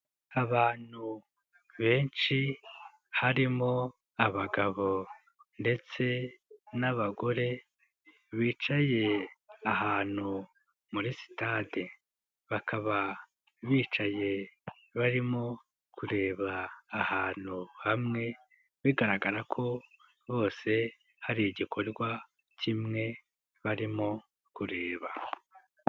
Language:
Kinyarwanda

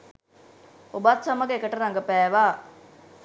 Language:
Sinhala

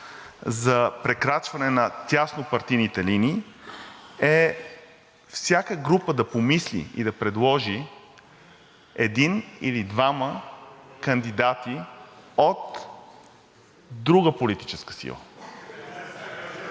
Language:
Bulgarian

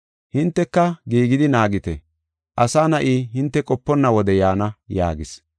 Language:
Gofa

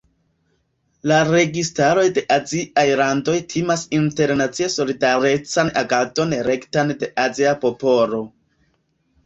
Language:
Esperanto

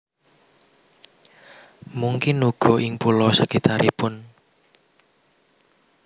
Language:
Javanese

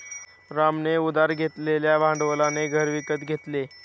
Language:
Marathi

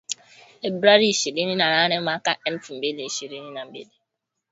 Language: Swahili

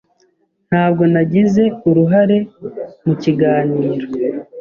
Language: Kinyarwanda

